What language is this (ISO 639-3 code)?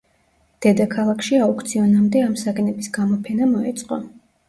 kat